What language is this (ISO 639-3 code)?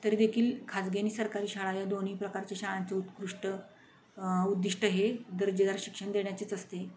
mar